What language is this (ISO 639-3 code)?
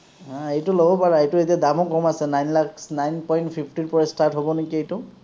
asm